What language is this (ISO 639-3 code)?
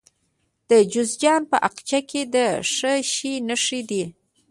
pus